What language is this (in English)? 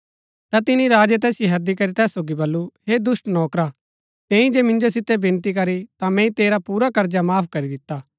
Gaddi